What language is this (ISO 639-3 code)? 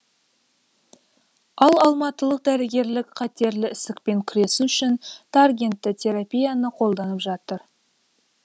kaz